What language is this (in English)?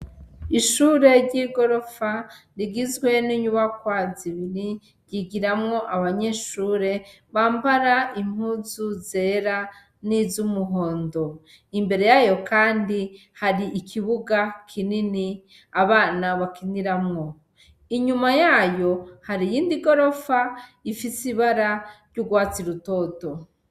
Rundi